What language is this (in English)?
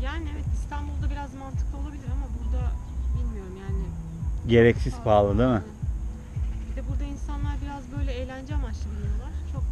Turkish